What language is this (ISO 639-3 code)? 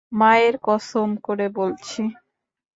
ben